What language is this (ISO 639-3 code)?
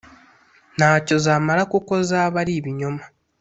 kin